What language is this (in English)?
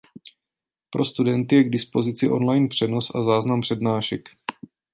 Czech